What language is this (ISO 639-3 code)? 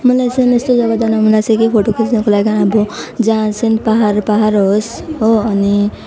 nep